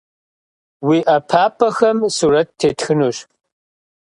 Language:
Kabardian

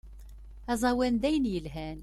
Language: Kabyle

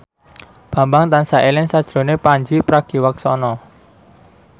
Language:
Javanese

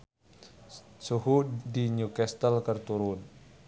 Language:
Sundanese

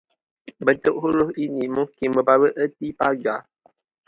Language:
Malay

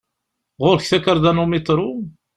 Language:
Kabyle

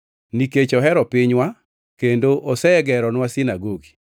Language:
Luo (Kenya and Tanzania)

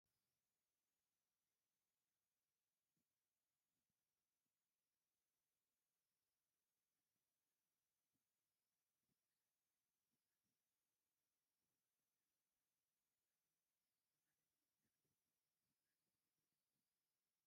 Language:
Tigrinya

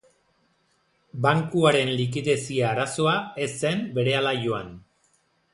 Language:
Basque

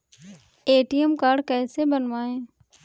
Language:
Hindi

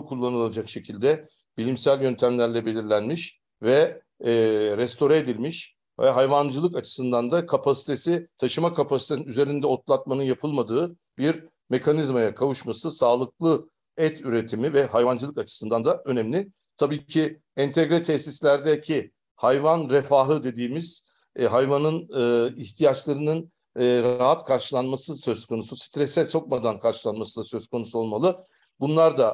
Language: Turkish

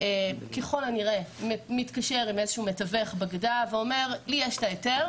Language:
Hebrew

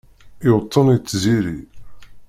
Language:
Kabyle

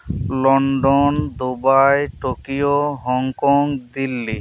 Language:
Santali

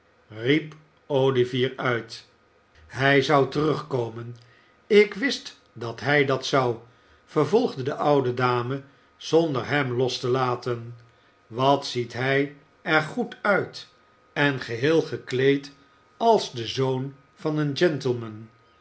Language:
Dutch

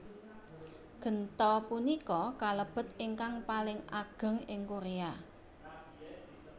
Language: Javanese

